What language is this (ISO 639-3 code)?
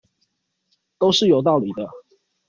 zho